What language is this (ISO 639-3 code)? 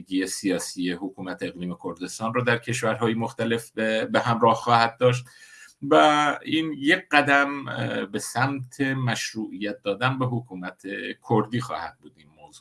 fas